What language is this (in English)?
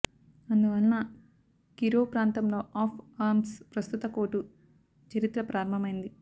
Telugu